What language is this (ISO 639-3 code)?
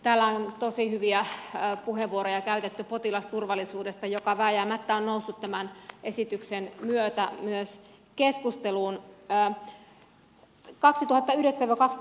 fin